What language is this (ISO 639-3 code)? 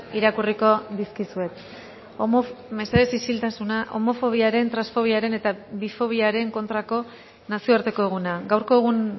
eus